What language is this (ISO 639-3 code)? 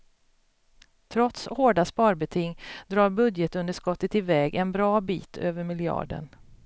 swe